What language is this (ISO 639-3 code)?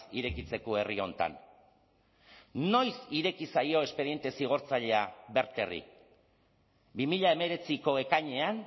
eus